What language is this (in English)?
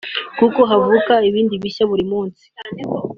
Kinyarwanda